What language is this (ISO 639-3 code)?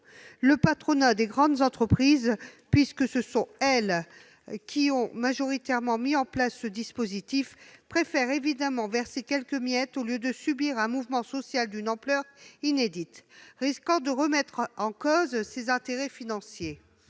fra